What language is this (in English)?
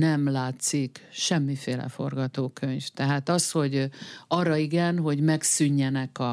Hungarian